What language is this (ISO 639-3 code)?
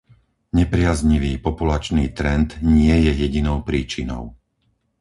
slk